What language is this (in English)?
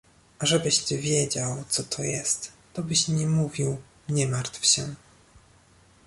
Polish